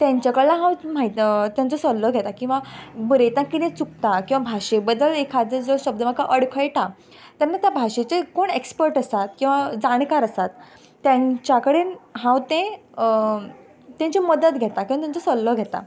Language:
Konkani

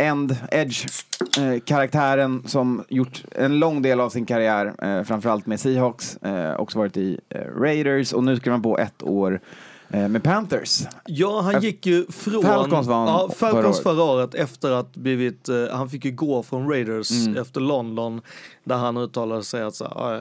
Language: Swedish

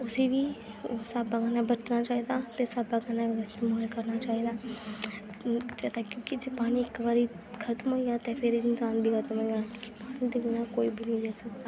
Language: Dogri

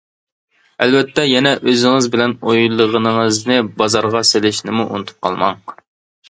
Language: Uyghur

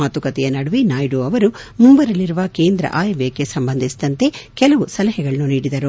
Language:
Kannada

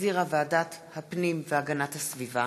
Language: Hebrew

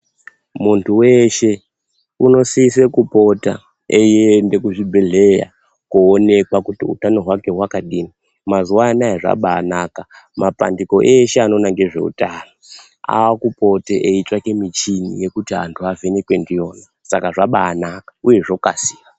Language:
Ndau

